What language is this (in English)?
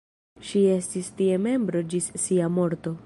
Esperanto